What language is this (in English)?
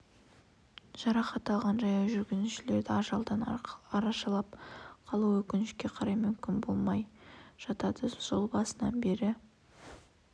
Kazakh